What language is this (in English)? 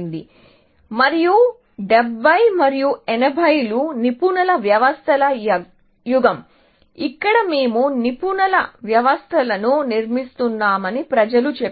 Telugu